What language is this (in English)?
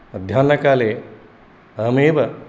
Sanskrit